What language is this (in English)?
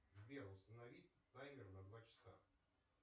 Russian